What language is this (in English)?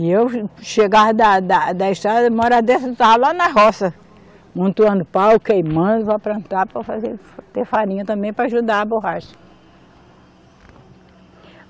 Portuguese